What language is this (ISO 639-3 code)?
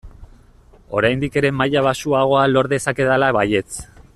eus